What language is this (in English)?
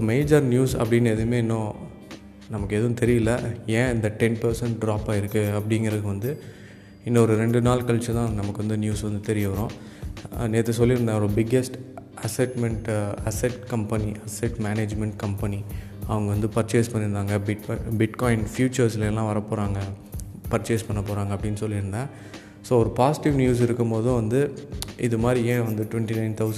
Tamil